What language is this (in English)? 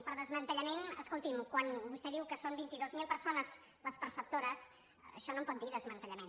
Catalan